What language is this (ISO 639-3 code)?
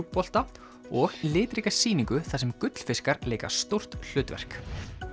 isl